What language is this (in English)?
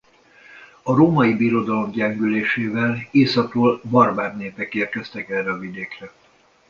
Hungarian